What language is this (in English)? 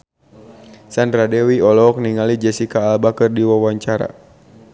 Sundanese